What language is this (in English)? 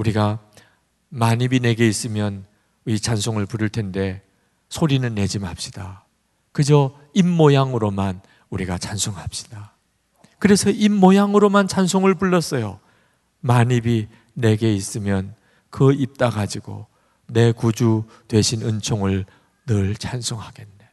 Korean